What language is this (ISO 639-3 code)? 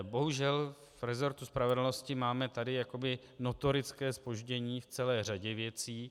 ces